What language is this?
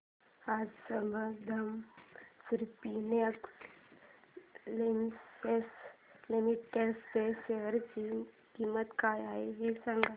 Marathi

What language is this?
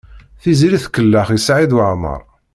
Kabyle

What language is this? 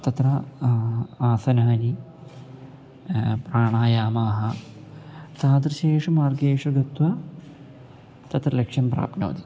Sanskrit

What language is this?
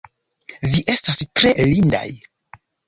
Esperanto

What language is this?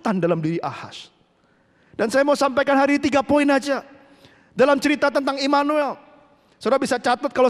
Indonesian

